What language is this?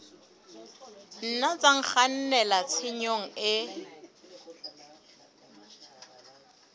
Southern Sotho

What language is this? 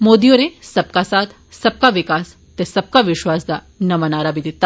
Dogri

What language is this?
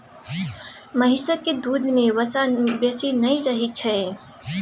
Maithili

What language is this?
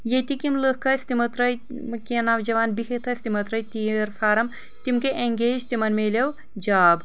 Kashmiri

